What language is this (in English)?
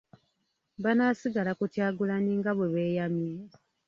Ganda